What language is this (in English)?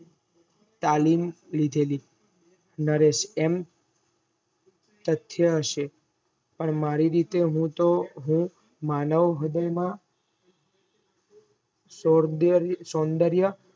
Gujarati